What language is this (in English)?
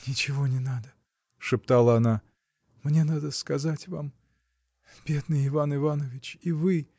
Russian